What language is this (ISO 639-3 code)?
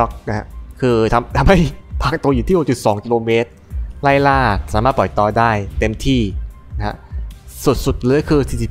tha